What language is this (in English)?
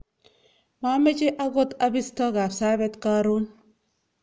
Kalenjin